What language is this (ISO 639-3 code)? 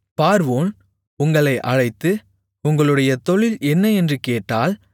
tam